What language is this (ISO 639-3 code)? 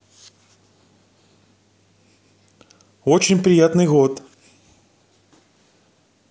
rus